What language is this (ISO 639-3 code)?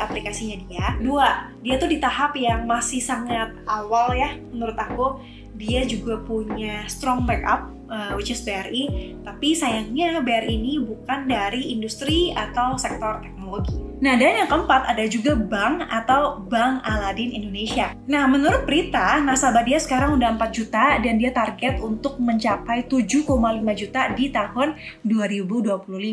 ind